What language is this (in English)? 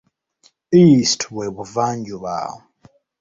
Ganda